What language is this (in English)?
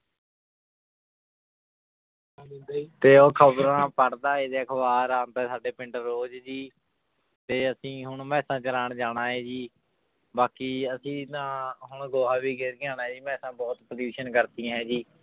Punjabi